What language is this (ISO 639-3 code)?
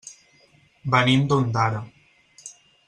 cat